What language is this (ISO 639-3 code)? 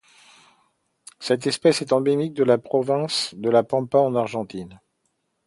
fra